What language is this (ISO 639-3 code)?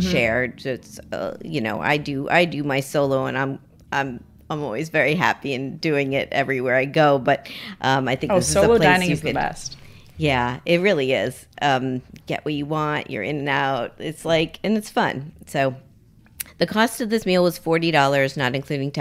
eng